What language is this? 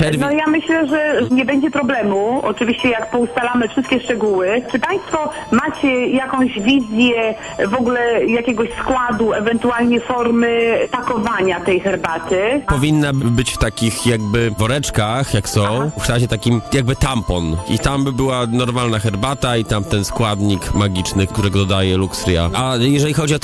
Polish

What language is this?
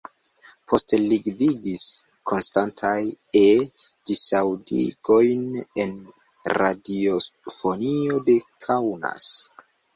Esperanto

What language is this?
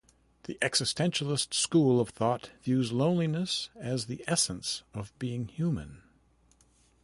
English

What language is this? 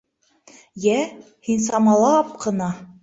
Bashkir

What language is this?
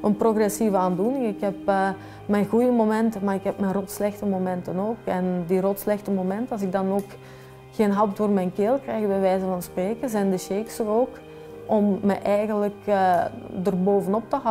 Dutch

